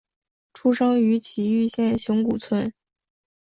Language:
Chinese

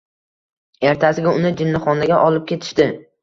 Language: Uzbek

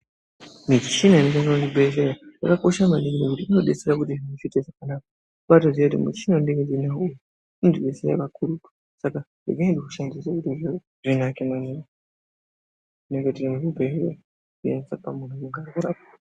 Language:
Ndau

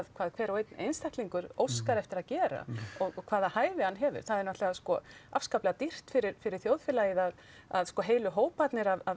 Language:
Icelandic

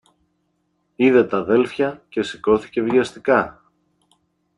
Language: Greek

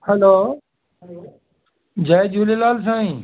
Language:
Sindhi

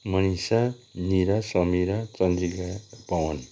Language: Nepali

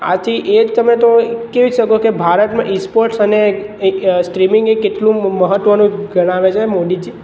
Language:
Gujarati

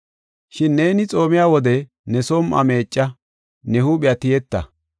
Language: Gofa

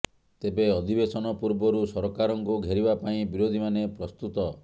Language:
Odia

